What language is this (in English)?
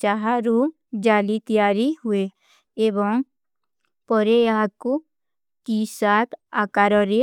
Kui (India)